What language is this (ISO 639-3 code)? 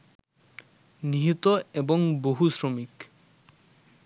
ben